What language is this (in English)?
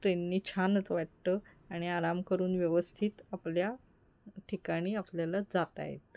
Marathi